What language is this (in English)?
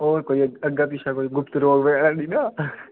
Dogri